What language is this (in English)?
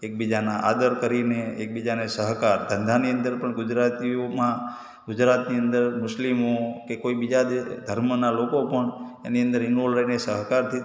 Gujarati